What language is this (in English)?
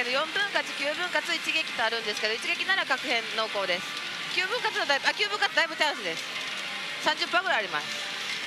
Japanese